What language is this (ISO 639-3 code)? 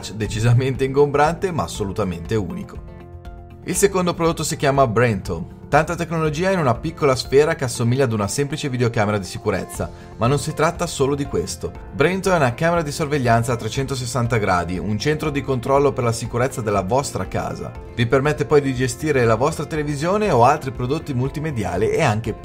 ita